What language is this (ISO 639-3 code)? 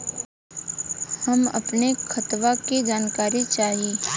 bho